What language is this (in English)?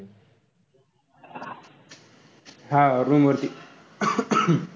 Marathi